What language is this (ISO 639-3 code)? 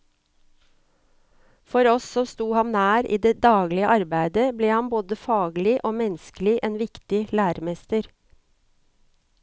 nor